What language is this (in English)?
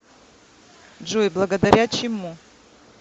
Russian